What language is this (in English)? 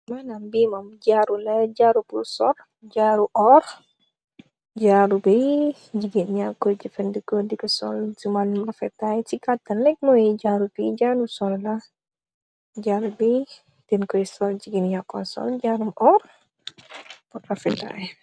Wolof